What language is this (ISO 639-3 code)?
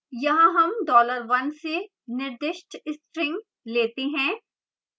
hin